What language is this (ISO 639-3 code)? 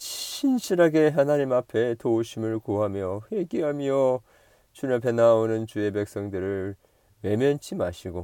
kor